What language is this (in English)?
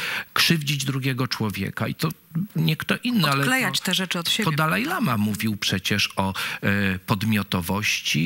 Polish